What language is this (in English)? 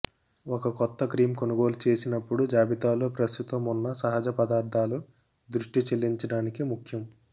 Telugu